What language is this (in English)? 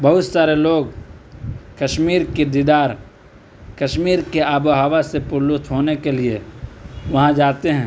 Urdu